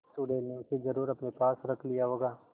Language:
Hindi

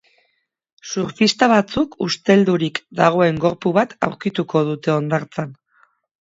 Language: Basque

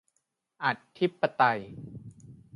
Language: Thai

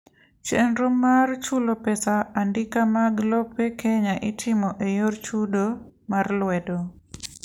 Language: Luo (Kenya and Tanzania)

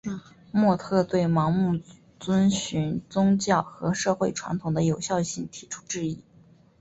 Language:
Chinese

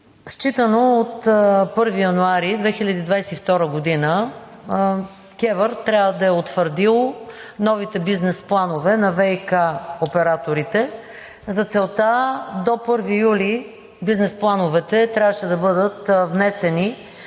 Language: Bulgarian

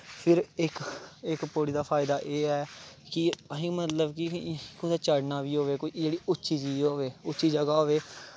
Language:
Dogri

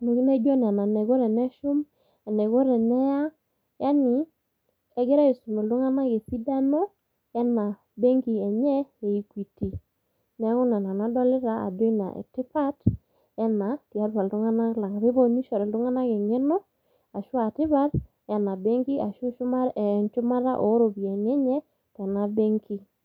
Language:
Masai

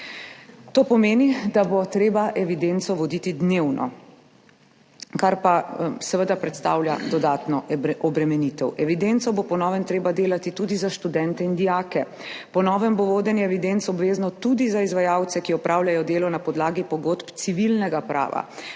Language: Slovenian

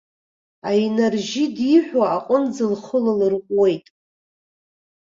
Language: Abkhazian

